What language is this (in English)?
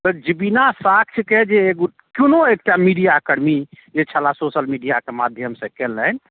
Maithili